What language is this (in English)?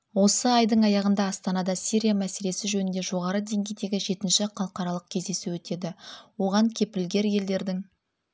Kazakh